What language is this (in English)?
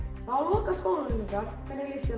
Icelandic